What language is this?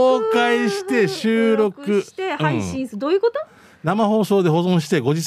Japanese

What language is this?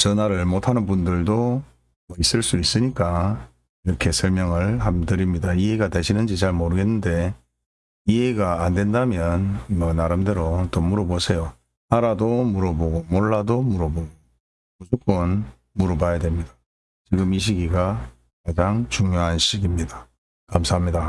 Korean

